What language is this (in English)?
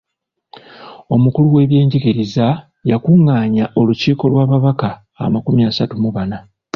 Ganda